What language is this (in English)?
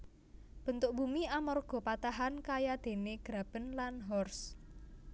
Javanese